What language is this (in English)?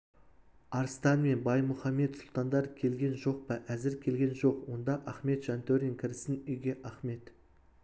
Kazakh